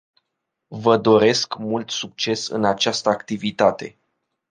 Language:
Romanian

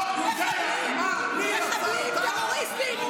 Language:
Hebrew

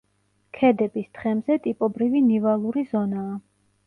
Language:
Georgian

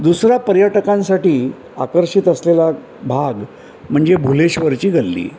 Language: Marathi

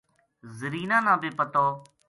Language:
Gujari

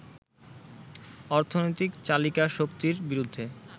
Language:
Bangla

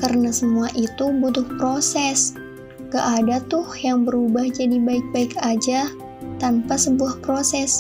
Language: Indonesian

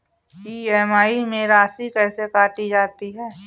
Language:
Hindi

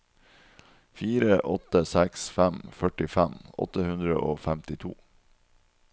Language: Norwegian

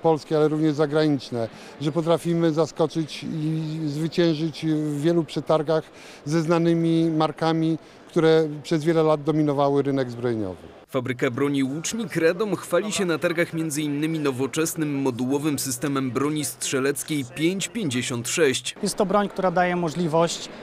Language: Polish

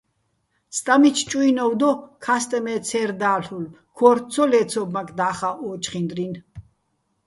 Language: Bats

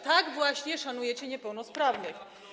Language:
Polish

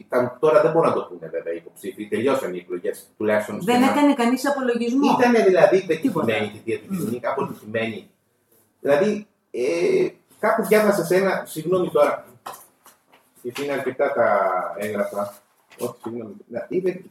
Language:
Greek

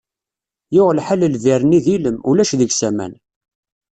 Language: Kabyle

